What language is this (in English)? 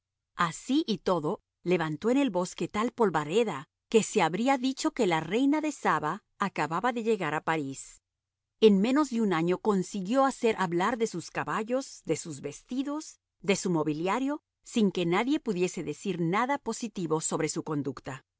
Spanish